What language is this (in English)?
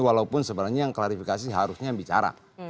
Indonesian